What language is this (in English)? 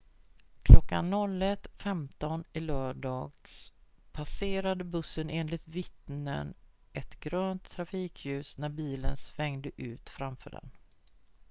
Swedish